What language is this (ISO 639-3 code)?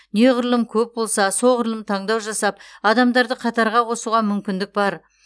kaz